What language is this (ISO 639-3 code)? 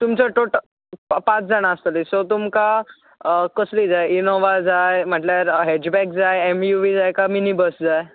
kok